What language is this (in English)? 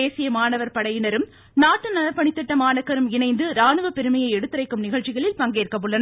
Tamil